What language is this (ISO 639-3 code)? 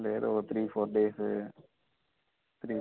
tel